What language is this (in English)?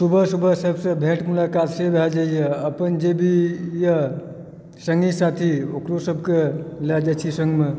Maithili